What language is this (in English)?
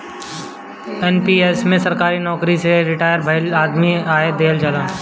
Bhojpuri